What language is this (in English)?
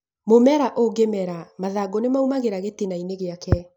Kikuyu